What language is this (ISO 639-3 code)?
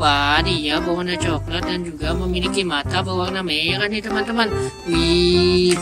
tha